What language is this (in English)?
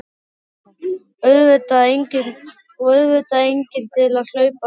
Icelandic